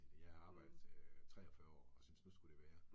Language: Danish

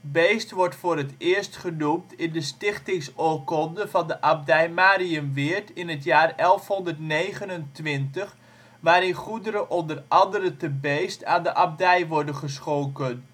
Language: Dutch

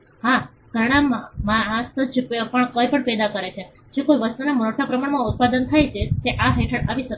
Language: Gujarati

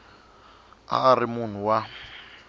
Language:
Tsonga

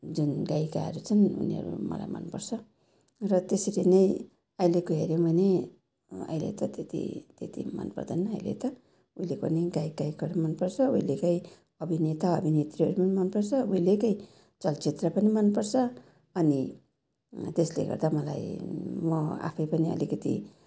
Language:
Nepali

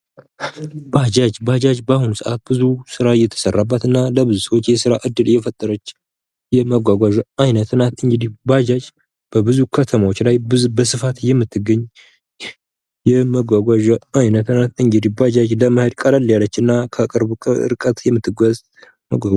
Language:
Amharic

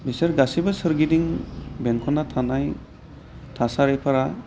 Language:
Bodo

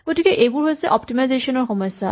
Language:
Assamese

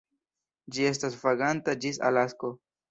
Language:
Esperanto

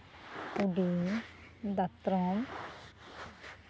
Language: Santali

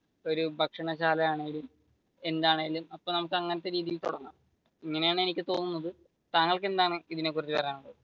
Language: Malayalam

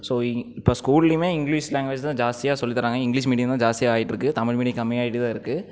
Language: Tamil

